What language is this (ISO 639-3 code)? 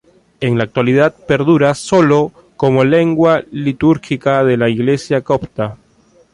spa